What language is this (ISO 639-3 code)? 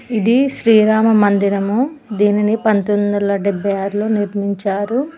tel